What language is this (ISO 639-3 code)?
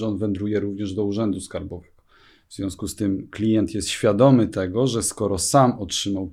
pol